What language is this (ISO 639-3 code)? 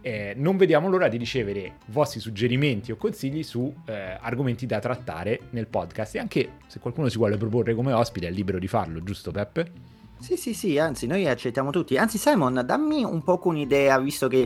ita